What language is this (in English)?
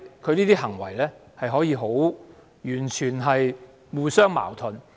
Cantonese